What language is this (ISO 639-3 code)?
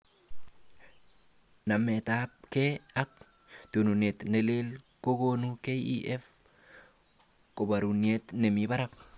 kln